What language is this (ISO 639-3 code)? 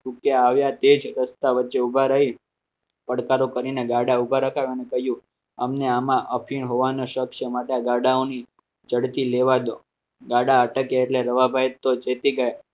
guj